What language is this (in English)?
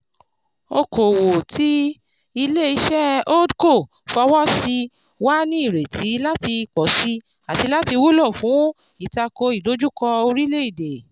Yoruba